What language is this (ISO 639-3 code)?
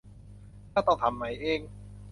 tha